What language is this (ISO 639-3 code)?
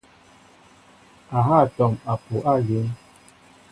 mbo